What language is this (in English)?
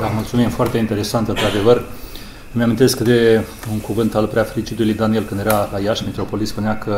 Romanian